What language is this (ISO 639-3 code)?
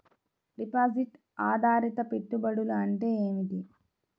tel